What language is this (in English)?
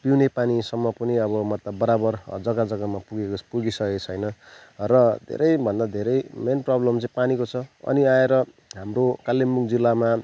Nepali